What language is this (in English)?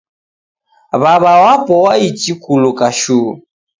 Taita